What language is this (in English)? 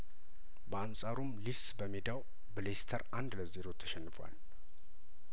Amharic